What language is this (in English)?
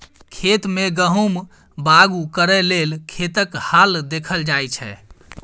Maithili